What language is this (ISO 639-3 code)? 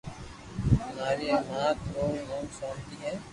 lrk